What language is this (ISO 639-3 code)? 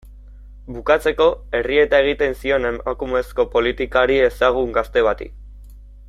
eus